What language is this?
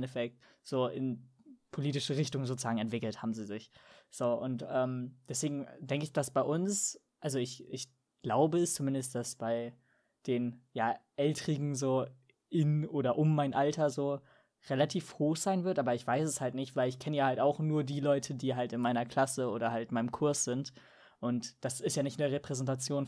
German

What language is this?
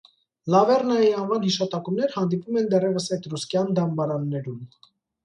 Armenian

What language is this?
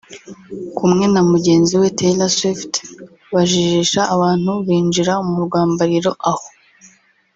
Kinyarwanda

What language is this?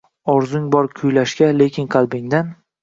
Uzbek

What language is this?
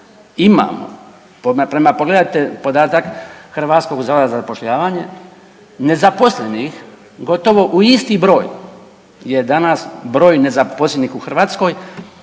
Croatian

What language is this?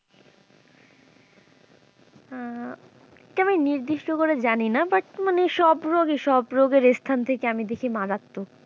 Bangla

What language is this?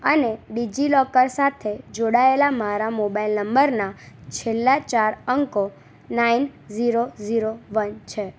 Gujarati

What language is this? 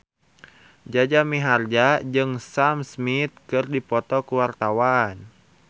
Sundanese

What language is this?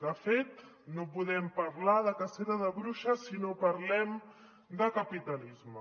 Catalan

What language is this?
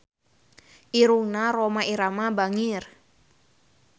Sundanese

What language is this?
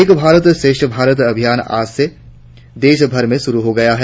Hindi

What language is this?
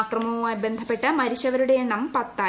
Malayalam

